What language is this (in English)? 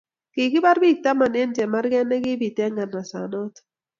Kalenjin